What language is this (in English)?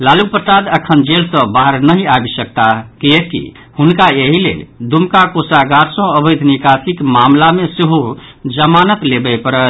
Maithili